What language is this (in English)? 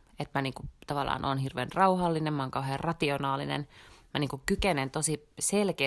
Finnish